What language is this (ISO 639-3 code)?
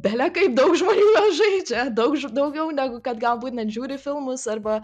lit